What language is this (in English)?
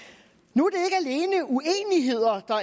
Danish